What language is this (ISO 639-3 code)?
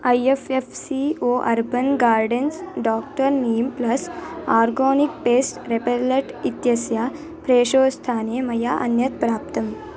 san